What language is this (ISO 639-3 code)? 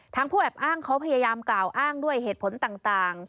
tha